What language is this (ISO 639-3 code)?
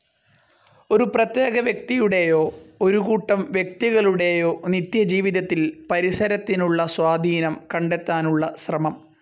mal